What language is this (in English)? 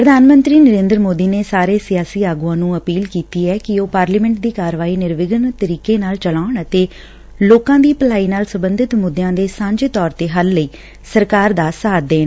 Punjabi